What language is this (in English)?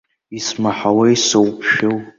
Abkhazian